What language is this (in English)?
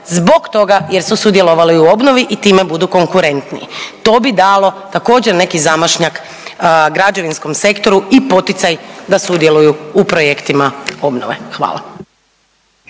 Croatian